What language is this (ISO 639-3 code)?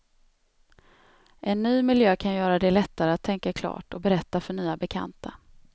swe